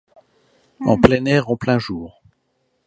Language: French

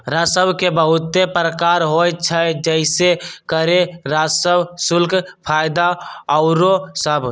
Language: Magahi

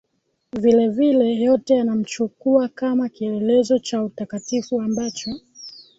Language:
Swahili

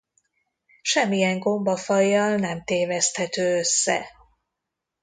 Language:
Hungarian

